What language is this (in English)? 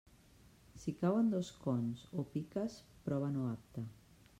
Catalan